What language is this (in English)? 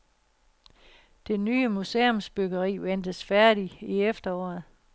Danish